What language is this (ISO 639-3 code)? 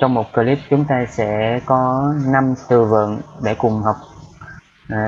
vie